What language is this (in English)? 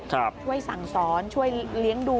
Thai